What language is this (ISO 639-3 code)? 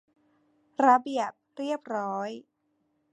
tha